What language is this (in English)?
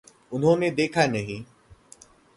Hindi